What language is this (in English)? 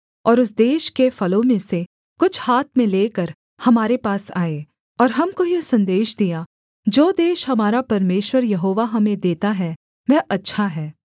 Hindi